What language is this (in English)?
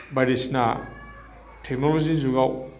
Bodo